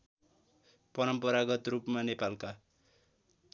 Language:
Nepali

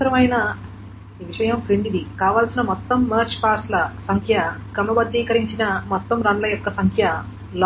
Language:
Telugu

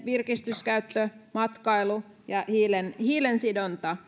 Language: Finnish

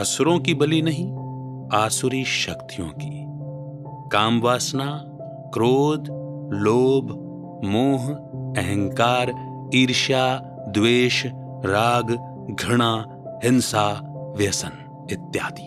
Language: Hindi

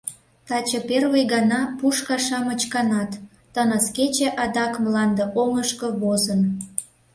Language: Mari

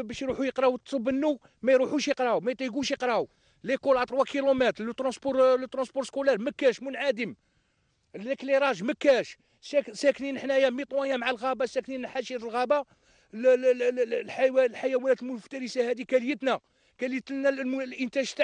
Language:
Arabic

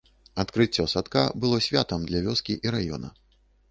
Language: Belarusian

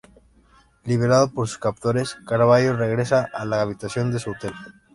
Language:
Spanish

